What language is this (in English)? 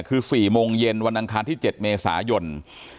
Thai